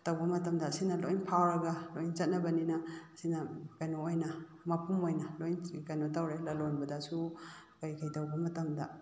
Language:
Manipuri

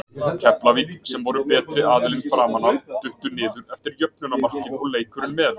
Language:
Icelandic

